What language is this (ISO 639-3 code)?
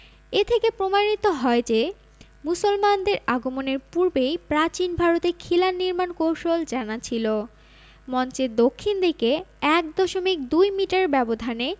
ben